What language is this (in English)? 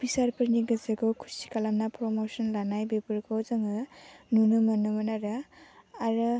Bodo